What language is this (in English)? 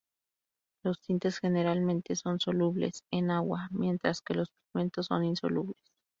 Spanish